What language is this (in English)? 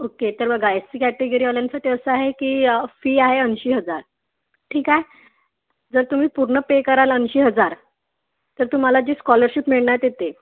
Marathi